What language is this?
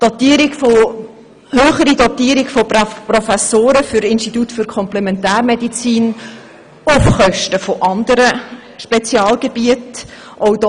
Swiss German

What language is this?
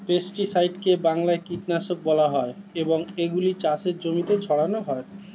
Bangla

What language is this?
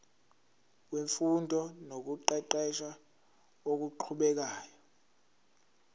Zulu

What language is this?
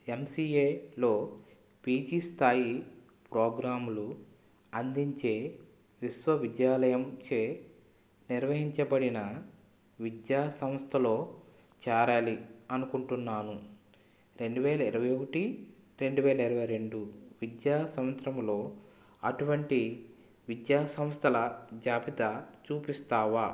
Telugu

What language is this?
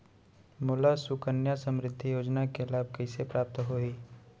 Chhattisgarhi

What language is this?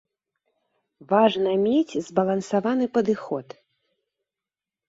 Belarusian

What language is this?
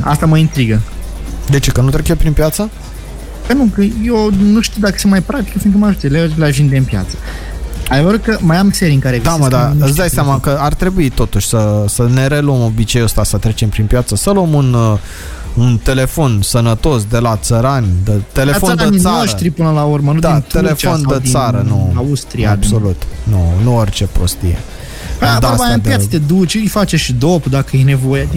Romanian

